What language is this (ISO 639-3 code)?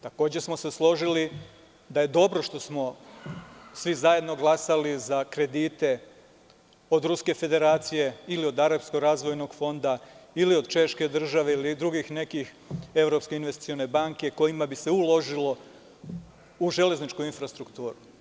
srp